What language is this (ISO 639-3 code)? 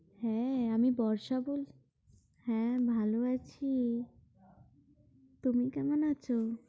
ben